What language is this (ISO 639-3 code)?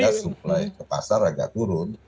ind